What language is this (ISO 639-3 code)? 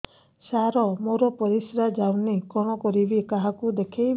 ori